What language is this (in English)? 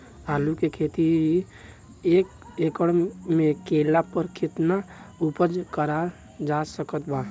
Bhojpuri